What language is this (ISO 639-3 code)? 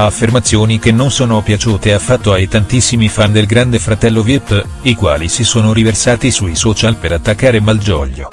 ita